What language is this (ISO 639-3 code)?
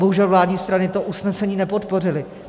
ces